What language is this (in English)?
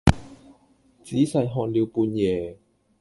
Cantonese